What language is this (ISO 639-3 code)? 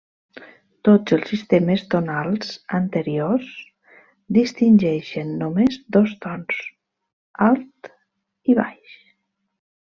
cat